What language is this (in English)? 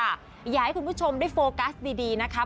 Thai